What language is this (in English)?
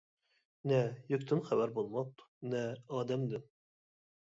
Uyghur